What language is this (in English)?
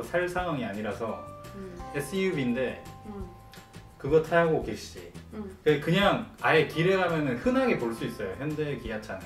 Korean